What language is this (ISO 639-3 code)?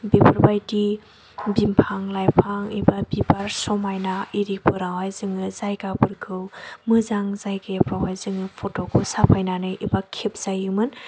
brx